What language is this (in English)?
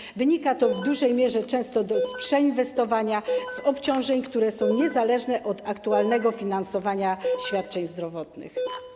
Polish